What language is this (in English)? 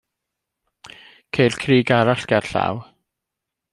Welsh